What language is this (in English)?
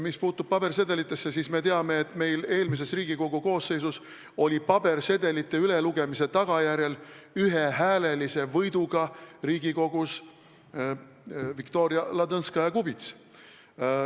Estonian